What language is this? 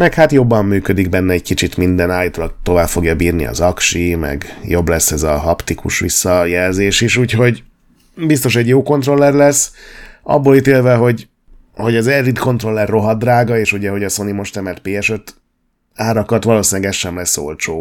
Hungarian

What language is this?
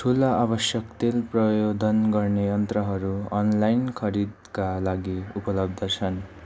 Nepali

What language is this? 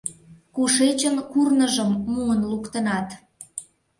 Mari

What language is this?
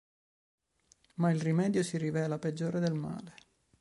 Italian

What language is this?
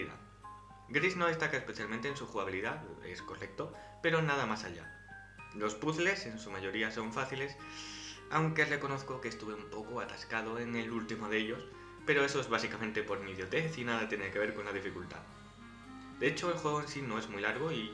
Spanish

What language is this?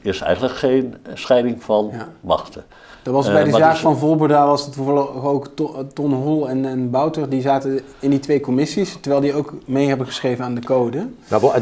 Dutch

